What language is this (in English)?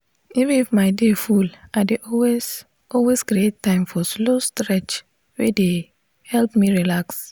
Nigerian Pidgin